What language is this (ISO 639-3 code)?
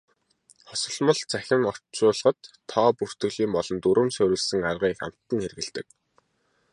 mon